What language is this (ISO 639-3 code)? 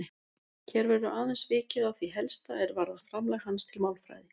isl